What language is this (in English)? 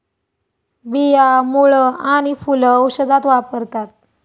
Marathi